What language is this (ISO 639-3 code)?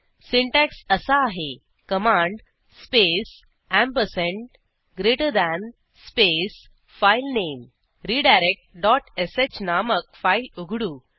mar